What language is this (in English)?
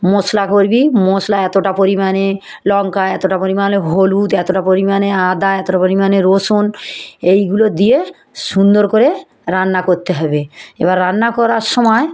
Bangla